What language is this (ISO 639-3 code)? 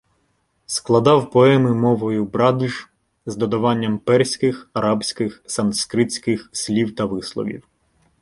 ukr